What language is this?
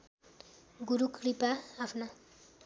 Nepali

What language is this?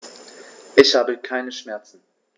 German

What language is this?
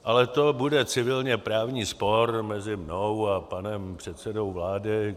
Czech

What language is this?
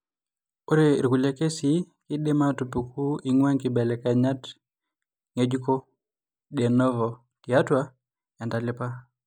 Masai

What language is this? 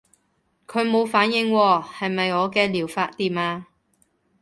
Cantonese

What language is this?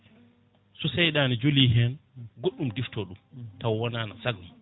Fula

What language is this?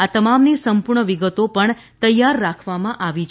Gujarati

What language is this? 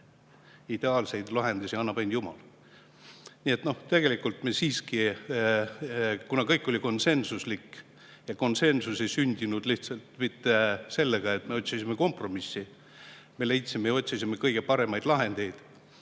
Estonian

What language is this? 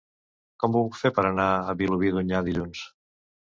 Catalan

